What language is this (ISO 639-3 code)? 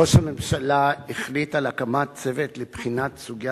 heb